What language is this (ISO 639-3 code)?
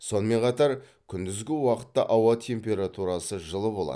kaz